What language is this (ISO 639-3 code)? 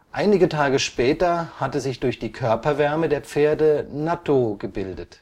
deu